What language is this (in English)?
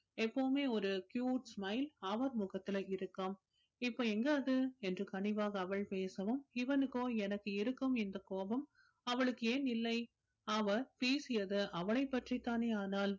Tamil